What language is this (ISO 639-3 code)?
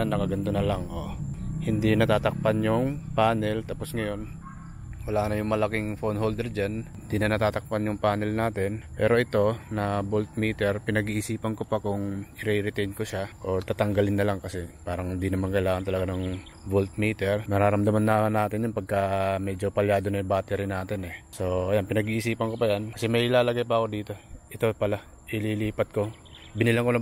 fil